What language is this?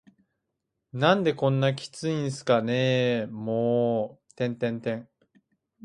Japanese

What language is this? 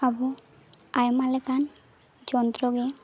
Santali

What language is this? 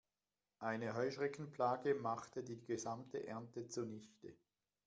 German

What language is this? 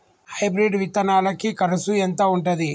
Telugu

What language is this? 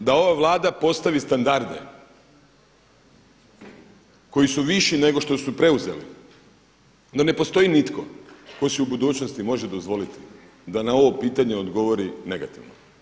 Croatian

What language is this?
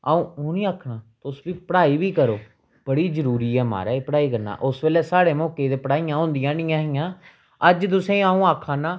Dogri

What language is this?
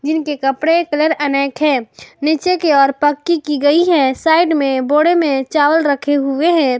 Hindi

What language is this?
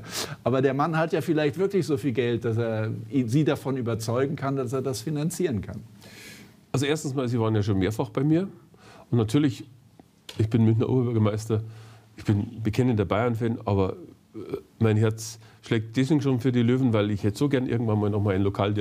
German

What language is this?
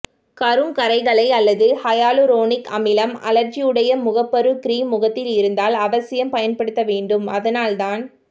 Tamil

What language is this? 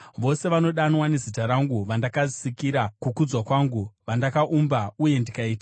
Shona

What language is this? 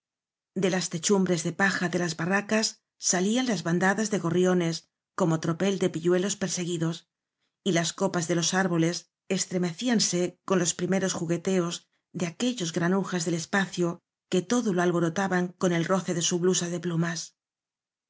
Spanish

